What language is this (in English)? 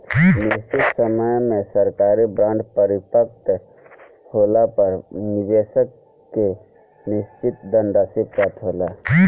Bhojpuri